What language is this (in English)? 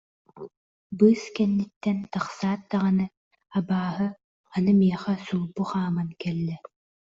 Yakut